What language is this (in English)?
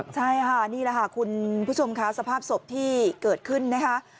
Thai